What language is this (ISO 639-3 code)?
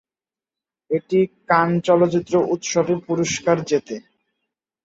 ben